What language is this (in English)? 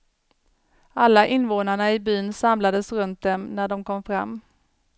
Swedish